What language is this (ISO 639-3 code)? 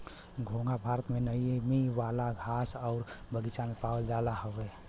bho